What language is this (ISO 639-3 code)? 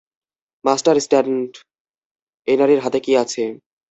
ben